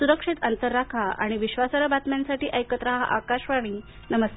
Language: Marathi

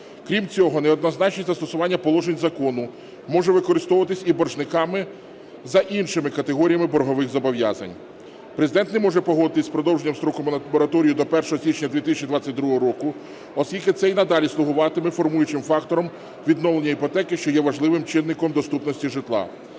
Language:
Ukrainian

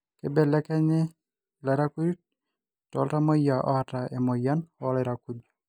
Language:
Masai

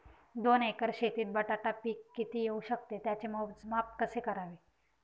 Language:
Marathi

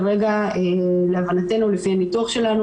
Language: Hebrew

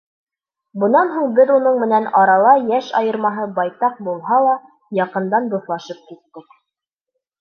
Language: Bashkir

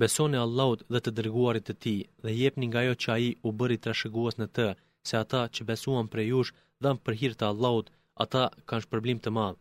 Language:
Greek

